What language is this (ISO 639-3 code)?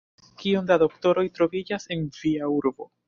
epo